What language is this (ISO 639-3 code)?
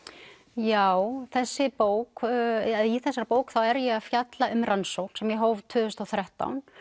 isl